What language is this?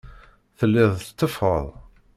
Kabyle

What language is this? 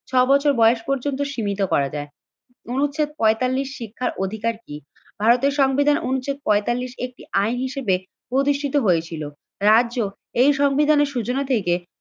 Bangla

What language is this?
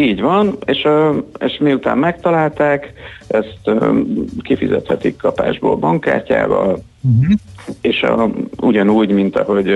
Hungarian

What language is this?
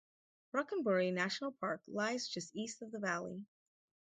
English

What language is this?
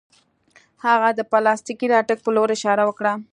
Pashto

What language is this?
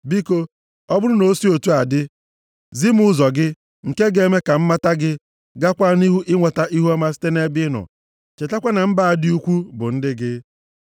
Igbo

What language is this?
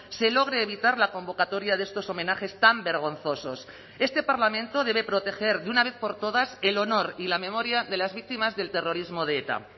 Spanish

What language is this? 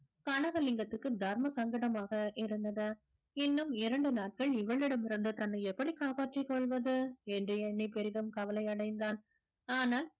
Tamil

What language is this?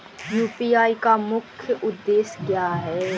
Hindi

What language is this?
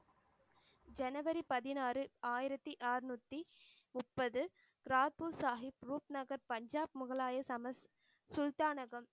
Tamil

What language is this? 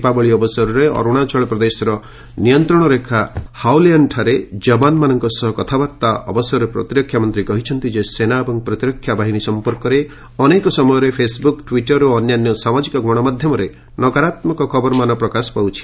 Odia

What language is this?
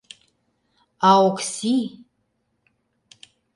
Mari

